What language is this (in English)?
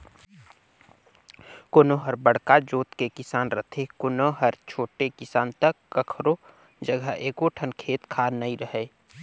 Chhattisgarhi